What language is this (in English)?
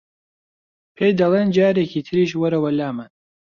Central Kurdish